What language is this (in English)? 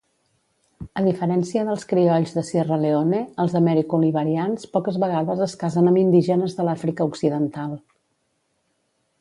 Catalan